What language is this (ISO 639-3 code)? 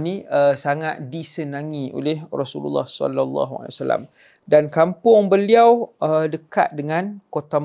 msa